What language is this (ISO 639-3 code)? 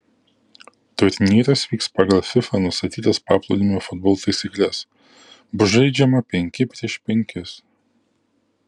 lit